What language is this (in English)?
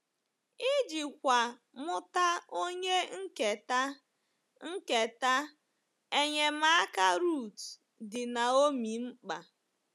Igbo